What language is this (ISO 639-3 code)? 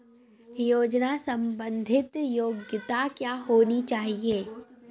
mai